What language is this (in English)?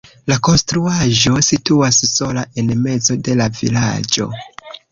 Esperanto